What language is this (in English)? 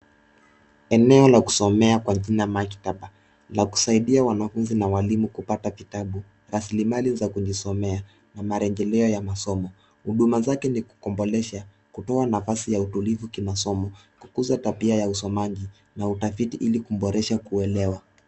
Swahili